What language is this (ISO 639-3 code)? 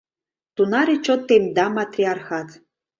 chm